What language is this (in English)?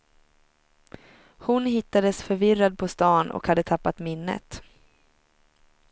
Swedish